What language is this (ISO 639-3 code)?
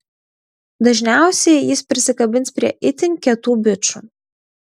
lit